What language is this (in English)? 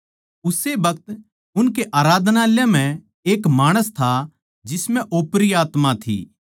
Haryanvi